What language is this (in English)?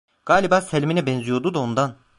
Turkish